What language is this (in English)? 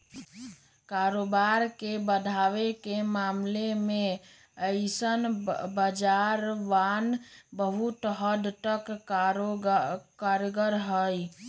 Magahi